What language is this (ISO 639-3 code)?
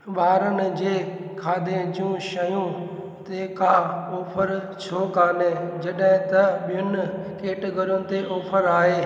snd